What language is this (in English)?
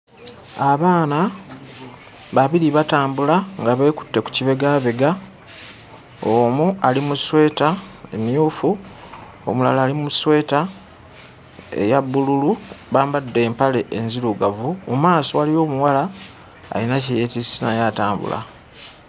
Ganda